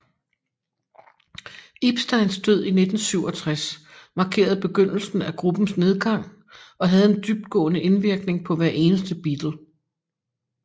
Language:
Danish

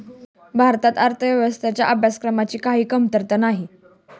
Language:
Marathi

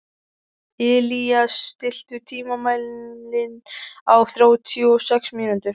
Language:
Icelandic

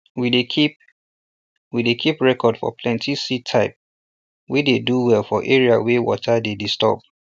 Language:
Nigerian Pidgin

